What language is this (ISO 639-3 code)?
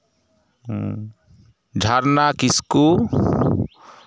sat